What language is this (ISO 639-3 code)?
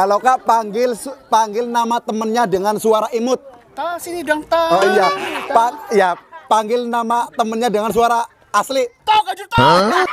ind